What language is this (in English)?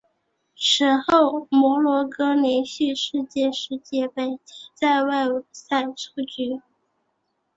Chinese